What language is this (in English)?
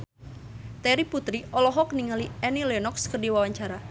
Sundanese